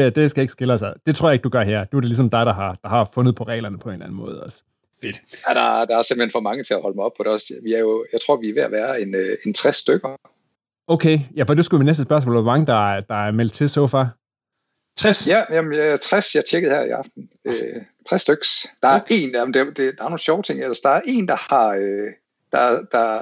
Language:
Danish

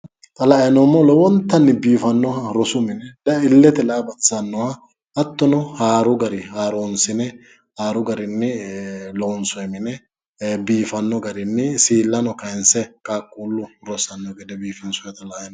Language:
Sidamo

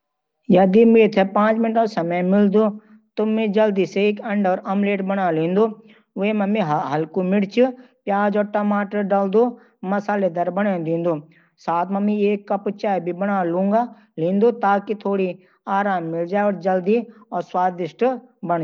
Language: Garhwali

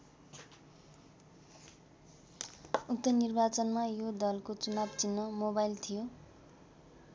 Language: Nepali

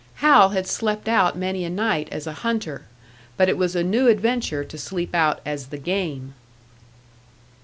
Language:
English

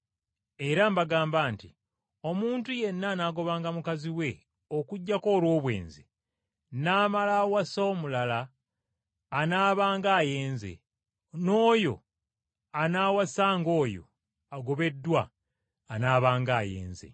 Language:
Ganda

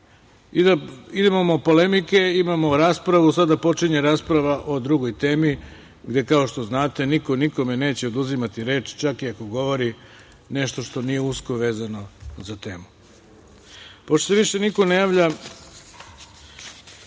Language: Serbian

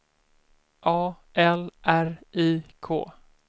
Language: Swedish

